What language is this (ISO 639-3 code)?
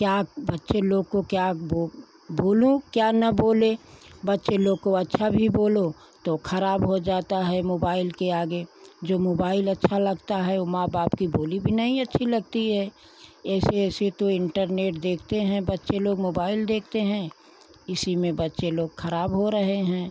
hin